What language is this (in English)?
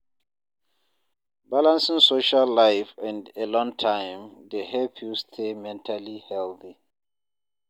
Nigerian Pidgin